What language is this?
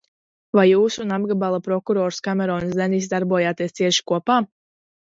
Latvian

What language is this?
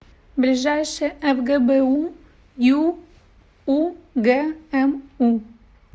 Russian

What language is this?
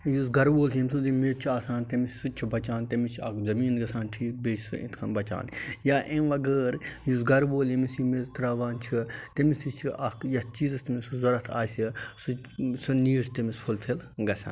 Kashmiri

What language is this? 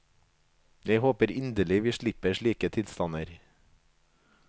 Norwegian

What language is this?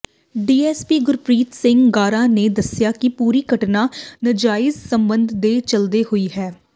Punjabi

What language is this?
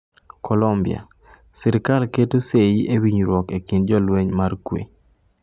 Luo (Kenya and Tanzania)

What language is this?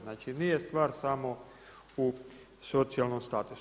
Croatian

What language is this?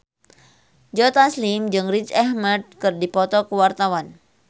Sundanese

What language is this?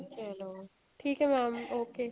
Punjabi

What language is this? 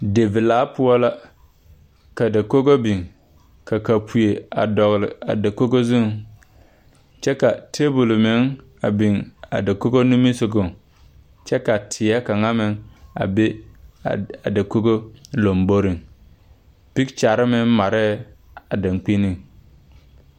Southern Dagaare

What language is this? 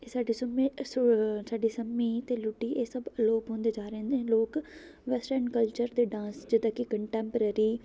Punjabi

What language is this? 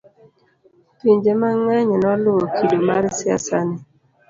Luo (Kenya and Tanzania)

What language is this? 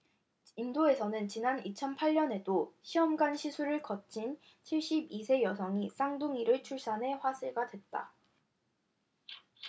Korean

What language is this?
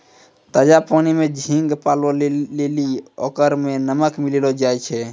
Maithili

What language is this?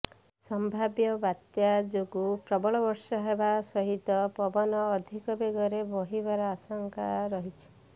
Odia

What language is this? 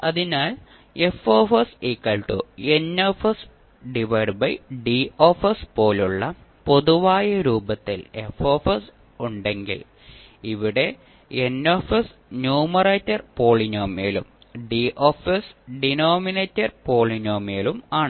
Malayalam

